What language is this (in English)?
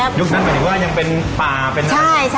Thai